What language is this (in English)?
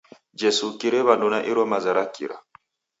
Taita